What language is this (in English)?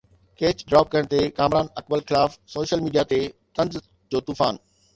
Sindhi